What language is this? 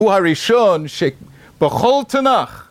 Hebrew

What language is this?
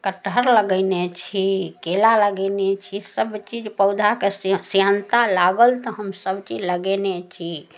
Maithili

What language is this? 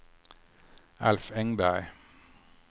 Swedish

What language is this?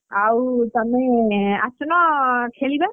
Odia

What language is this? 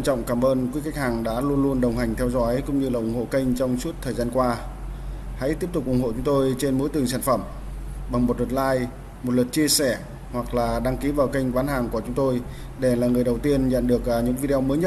Vietnamese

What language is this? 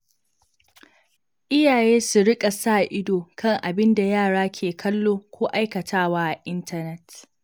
Hausa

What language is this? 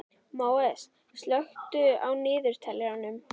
Icelandic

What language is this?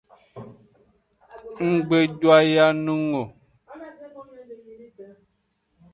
Aja (Benin)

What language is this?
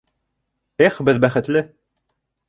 Bashkir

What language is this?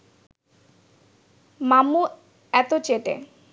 Bangla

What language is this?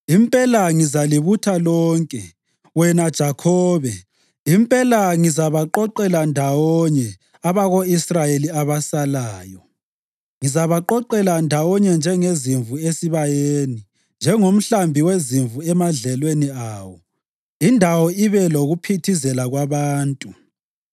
North Ndebele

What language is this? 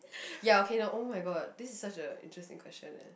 English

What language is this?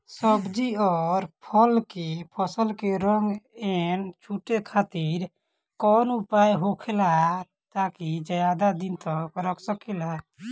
Bhojpuri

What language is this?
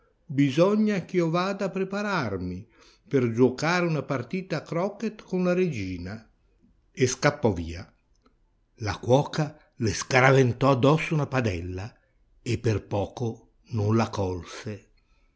Italian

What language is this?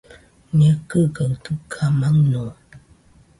Nüpode Huitoto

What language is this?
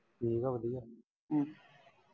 Punjabi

